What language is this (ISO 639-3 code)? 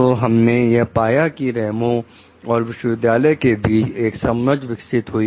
hin